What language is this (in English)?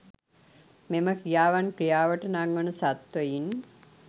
Sinhala